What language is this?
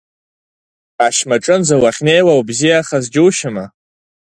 Abkhazian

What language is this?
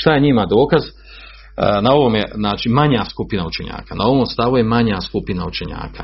Croatian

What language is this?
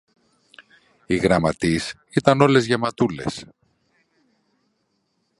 Greek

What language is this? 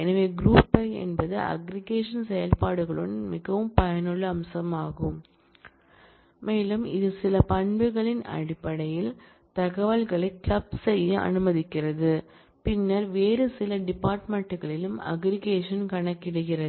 Tamil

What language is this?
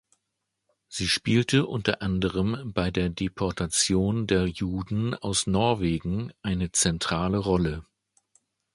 German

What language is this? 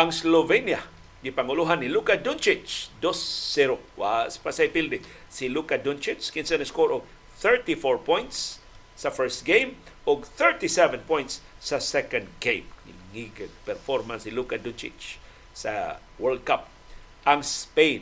Filipino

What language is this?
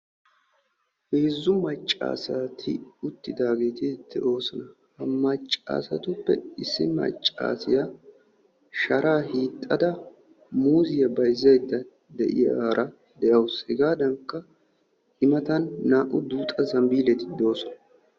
Wolaytta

